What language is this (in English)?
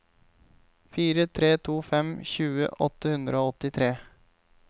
Norwegian